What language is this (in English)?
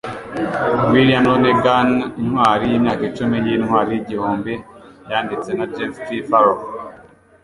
Kinyarwanda